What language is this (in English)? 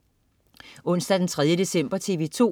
Danish